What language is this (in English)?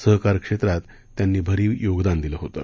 Marathi